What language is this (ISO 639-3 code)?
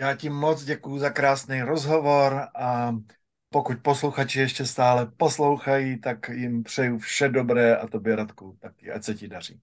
ces